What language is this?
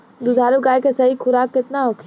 Bhojpuri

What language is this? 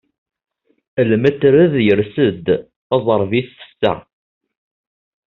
Kabyle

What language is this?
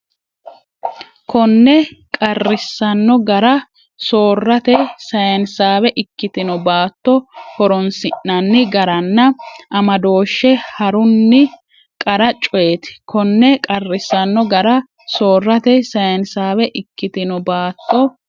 Sidamo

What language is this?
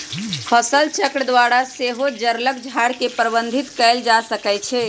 Magahi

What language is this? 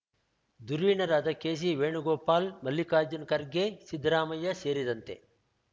Kannada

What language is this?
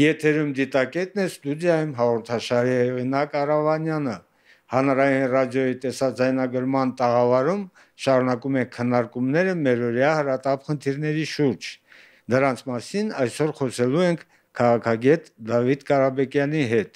Turkish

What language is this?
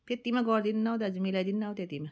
Nepali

